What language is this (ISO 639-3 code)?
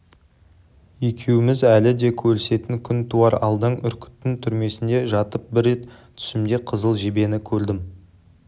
kaz